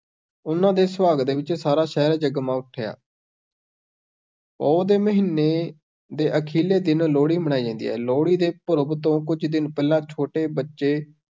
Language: Punjabi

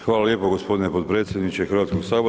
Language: Croatian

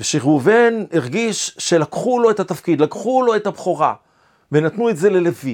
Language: Hebrew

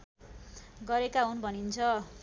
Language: Nepali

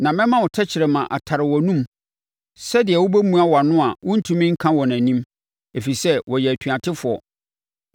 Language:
Akan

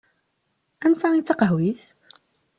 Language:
Kabyle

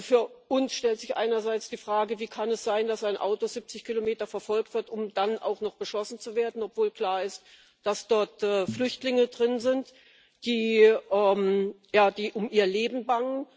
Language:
German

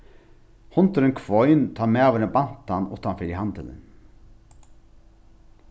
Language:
Faroese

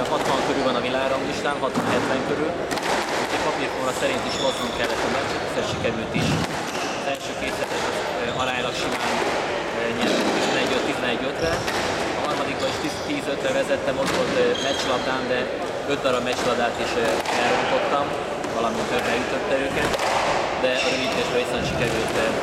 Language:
Hungarian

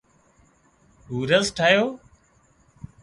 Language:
Wadiyara Koli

